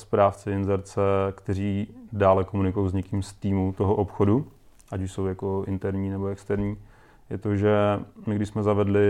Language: Czech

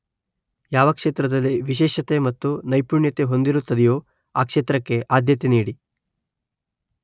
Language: Kannada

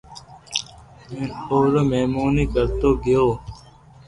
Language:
Loarki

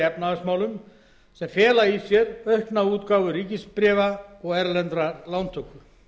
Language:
Icelandic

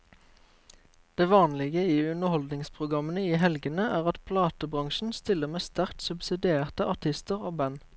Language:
Norwegian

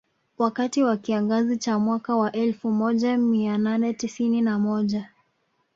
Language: Swahili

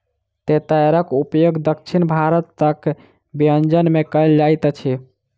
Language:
Maithili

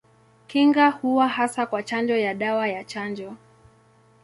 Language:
Swahili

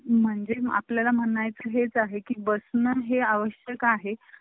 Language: Marathi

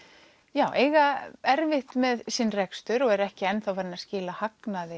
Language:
Icelandic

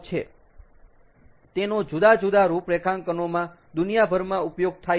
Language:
Gujarati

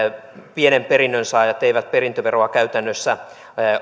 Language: Finnish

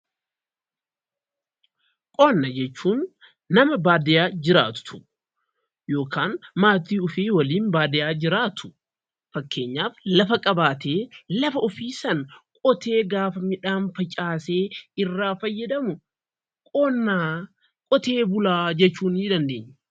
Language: Oromo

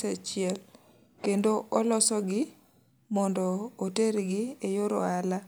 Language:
Luo (Kenya and Tanzania)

